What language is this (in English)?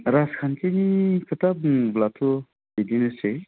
Bodo